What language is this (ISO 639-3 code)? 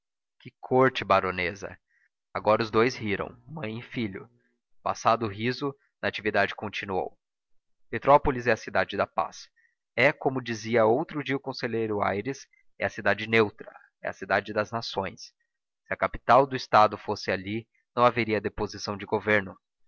por